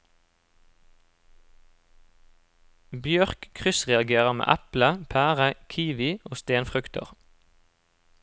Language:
Norwegian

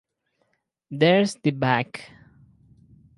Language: English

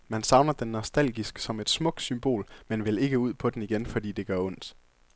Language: Danish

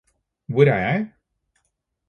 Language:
Norwegian Bokmål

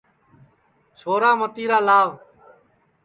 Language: Sansi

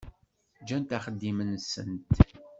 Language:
Kabyle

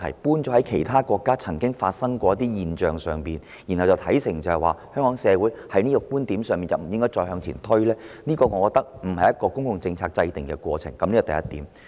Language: Cantonese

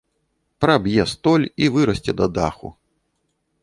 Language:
Belarusian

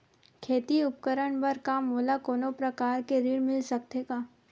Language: Chhattisgarhi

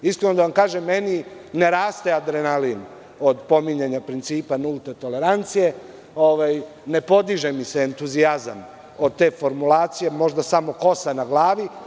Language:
Serbian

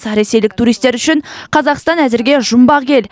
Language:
Kazakh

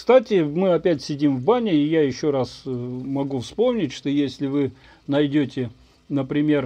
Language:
Russian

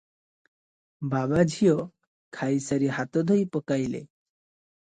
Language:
Odia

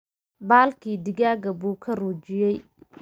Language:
Somali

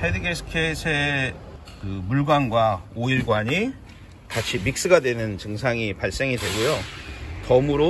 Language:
Korean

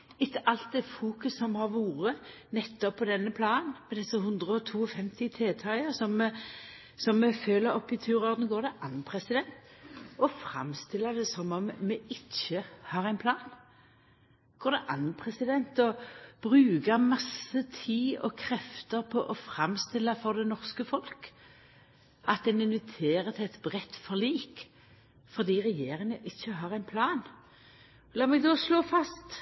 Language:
Norwegian Nynorsk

